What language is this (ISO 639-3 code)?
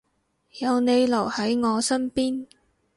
yue